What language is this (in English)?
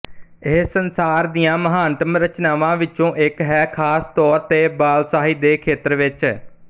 Punjabi